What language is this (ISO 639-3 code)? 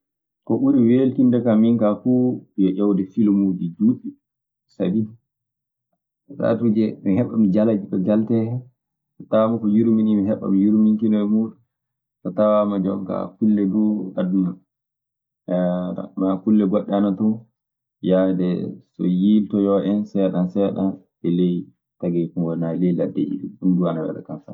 ffm